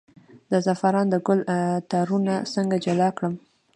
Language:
Pashto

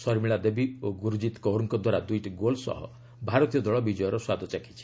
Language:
Odia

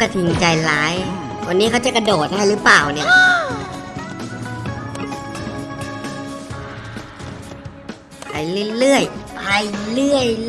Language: Thai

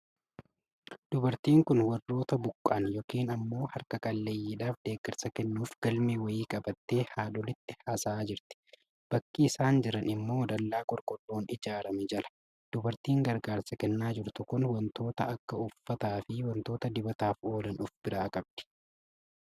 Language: Oromo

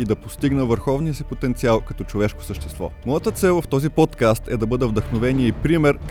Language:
Bulgarian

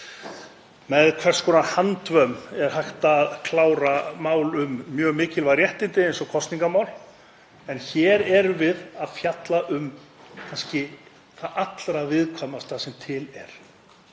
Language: Icelandic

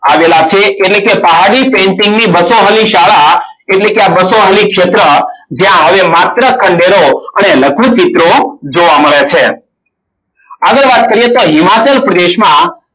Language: Gujarati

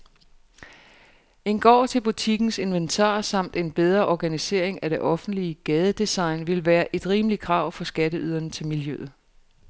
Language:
Danish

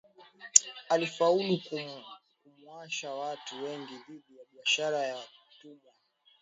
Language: Swahili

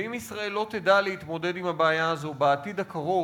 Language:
Hebrew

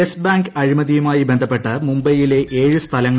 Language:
Malayalam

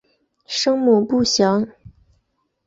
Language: Chinese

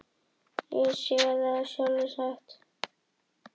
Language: Icelandic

